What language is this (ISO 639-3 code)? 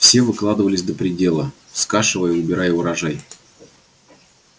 rus